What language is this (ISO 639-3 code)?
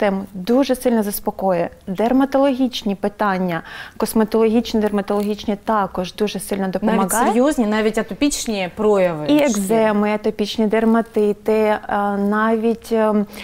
ukr